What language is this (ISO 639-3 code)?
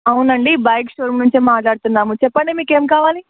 tel